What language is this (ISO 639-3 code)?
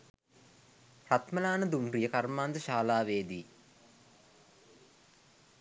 sin